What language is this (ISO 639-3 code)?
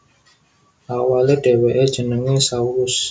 jav